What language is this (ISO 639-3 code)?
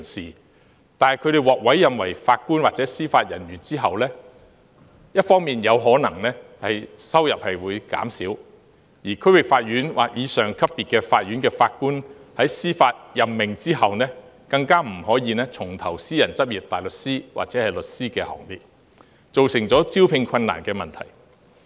yue